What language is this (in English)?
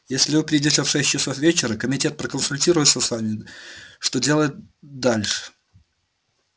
Russian